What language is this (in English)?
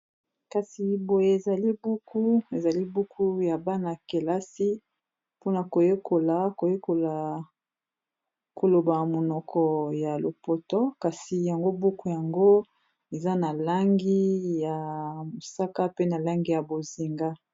Lingala